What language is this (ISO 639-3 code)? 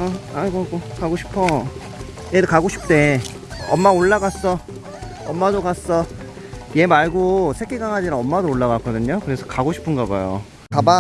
kor